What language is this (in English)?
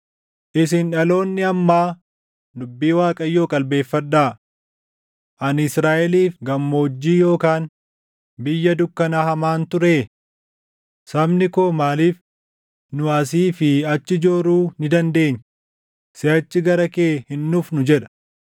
Oromo